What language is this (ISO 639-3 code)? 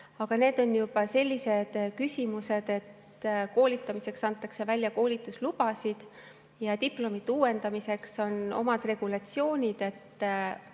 est